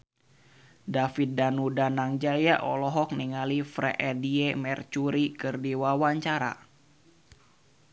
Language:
Sundanese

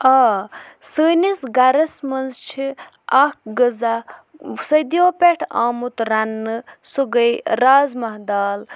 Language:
Kashmiri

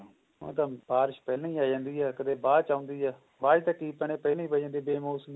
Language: Punjabi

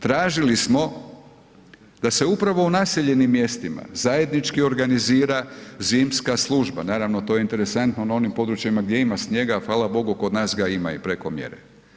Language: Croatian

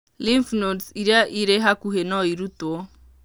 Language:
Kikuyu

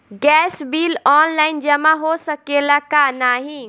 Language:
Bhojpuri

